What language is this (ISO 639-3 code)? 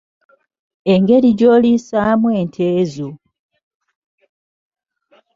lug